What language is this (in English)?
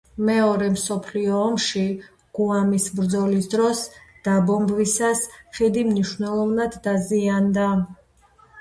Georgian